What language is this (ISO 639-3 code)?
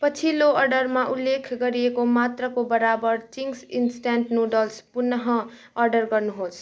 nep